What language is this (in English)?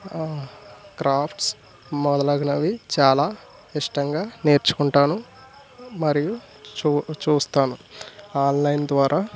Telugu